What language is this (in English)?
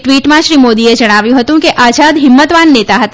Gujarati